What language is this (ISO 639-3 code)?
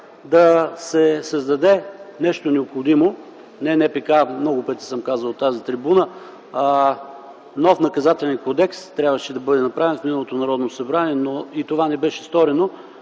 bul